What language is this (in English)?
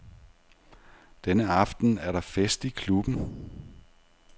Danish